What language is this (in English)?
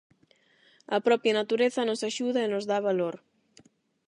Galician